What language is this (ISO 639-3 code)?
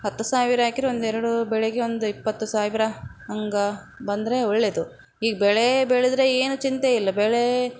kan